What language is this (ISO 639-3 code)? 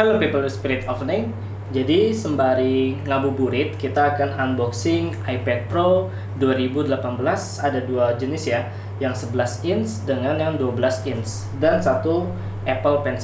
ind